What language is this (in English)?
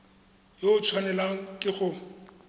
Tswana